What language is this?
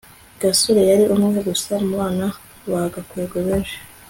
Kinyarwanda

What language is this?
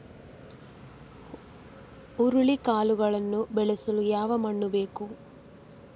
Kannada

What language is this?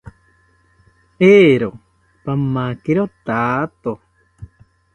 South Ucayali Ashéninka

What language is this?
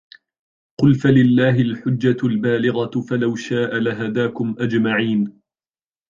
Arabic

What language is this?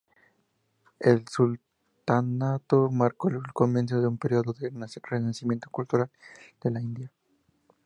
Spanish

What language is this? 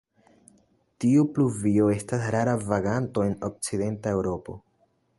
Esperanto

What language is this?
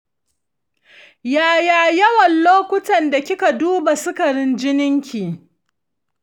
Hausa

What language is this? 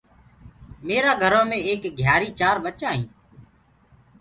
Gurgula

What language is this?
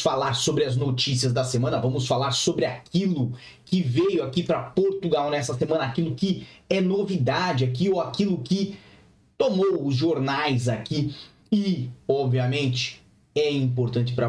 Portuguese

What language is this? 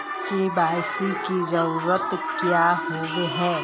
Magahi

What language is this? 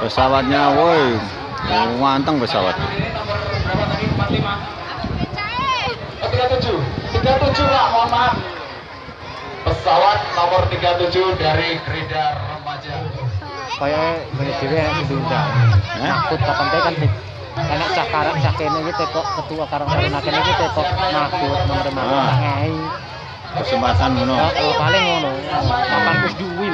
Indonesian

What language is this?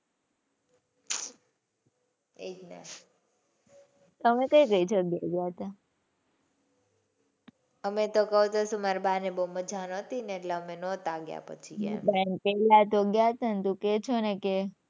Gujarati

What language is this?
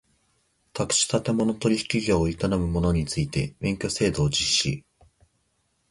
Japanese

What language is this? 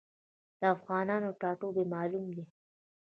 Pashto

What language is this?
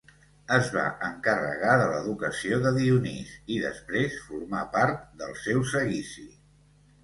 Catalan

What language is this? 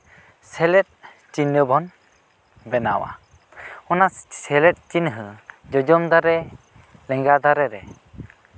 Santali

